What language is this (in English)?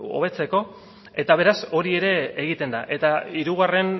Basque